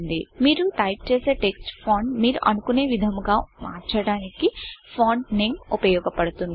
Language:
Telugu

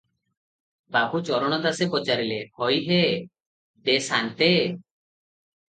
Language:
Odia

